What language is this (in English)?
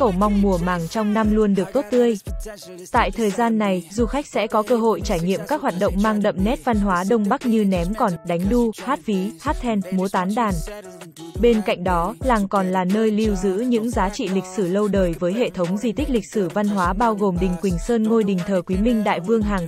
Vietnamese